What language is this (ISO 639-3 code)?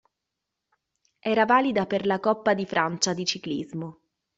ita